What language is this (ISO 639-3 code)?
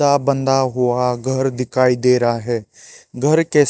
hin